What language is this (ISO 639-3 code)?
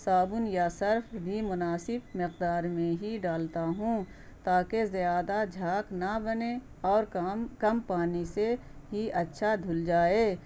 urd